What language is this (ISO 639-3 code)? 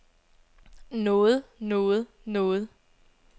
dan